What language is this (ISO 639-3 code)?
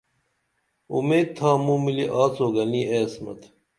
dml